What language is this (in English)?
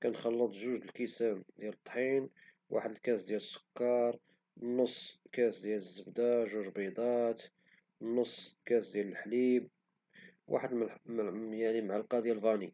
Moroccan Arabic